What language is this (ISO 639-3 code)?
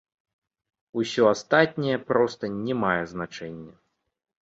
bel